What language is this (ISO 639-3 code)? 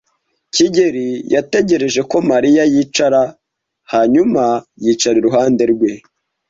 kin